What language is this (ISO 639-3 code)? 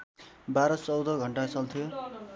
nep